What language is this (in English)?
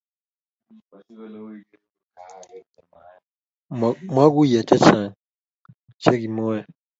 Kalenjin